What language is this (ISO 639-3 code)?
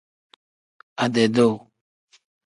kdh